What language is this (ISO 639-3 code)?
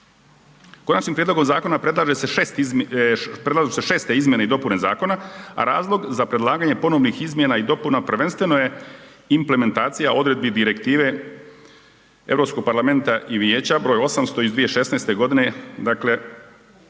hrv